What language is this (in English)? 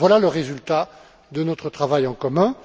French